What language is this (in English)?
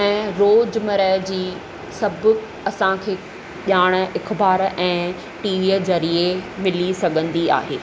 Sindhi